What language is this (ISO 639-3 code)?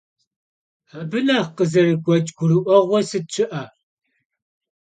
kbd